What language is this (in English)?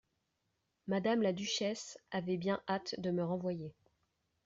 French